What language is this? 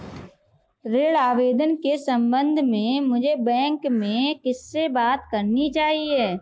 Hindi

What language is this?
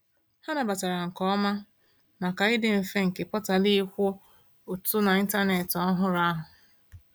Igbo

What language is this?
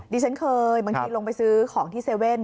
Thai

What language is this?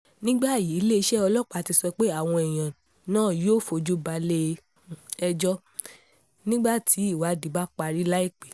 Yoruba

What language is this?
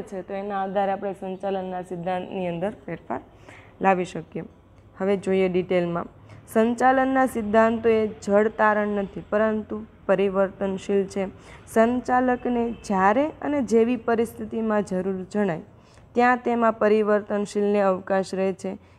Gujarati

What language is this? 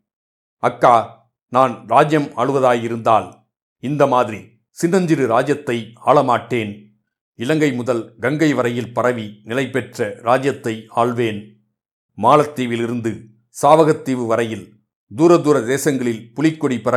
Tamil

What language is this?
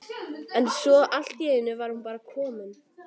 Icelandic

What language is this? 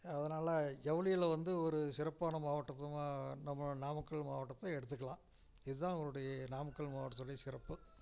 Tamil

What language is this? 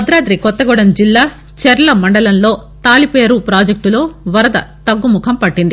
Telugu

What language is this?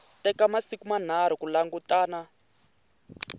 Tsonga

